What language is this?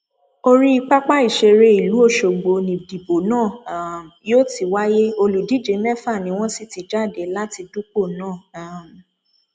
Yoruba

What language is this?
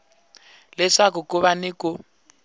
Tsonga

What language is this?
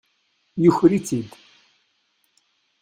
Kabyle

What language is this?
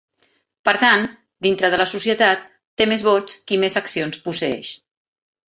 Catalan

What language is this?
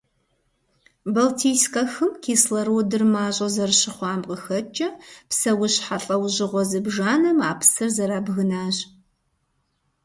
Kabardian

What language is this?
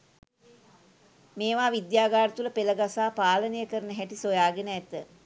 Sinhala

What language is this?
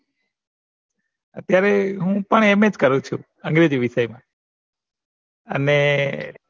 Gujarati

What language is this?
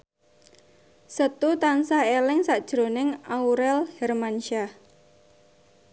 Javanese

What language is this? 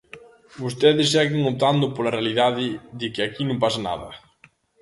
Galician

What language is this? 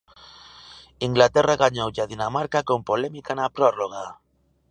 Galician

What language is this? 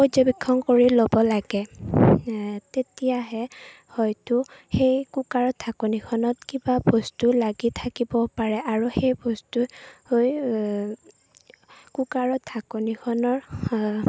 Assamese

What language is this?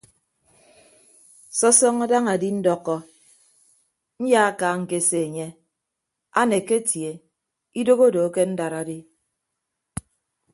Ibibio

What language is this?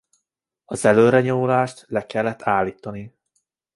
Hungarian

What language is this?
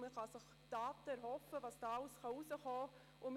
Swiss German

